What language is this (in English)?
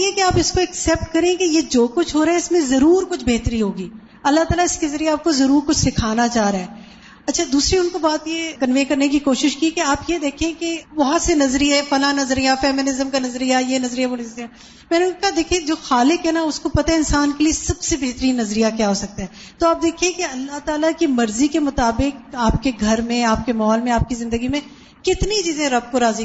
Urdu